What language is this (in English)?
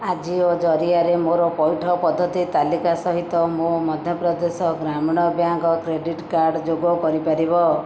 Odia